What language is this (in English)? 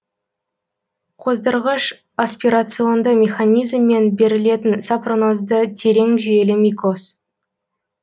Kazakh